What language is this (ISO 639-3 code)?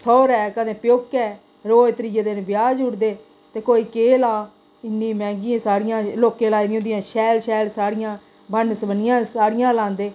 doi